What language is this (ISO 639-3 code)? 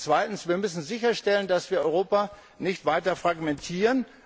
deu